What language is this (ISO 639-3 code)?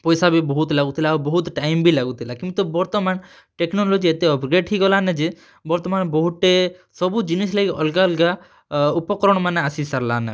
ori